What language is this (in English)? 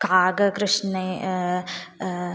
Sanskrit